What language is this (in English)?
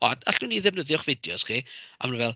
Welsh